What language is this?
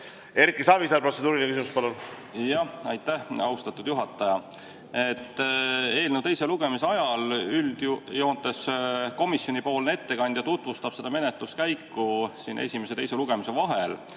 Estonian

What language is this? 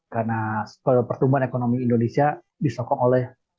Indonesian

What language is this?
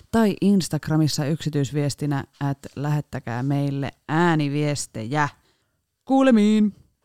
Finnish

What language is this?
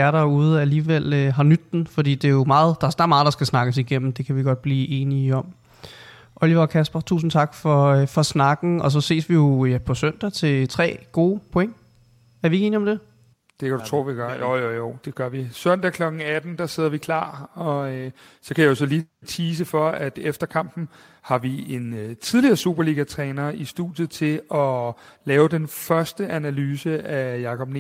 Danish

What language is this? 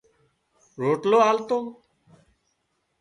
Wadiyara Koli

